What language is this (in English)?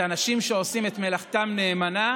Hebrew